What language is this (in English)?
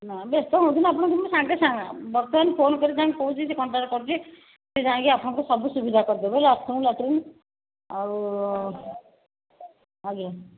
Odia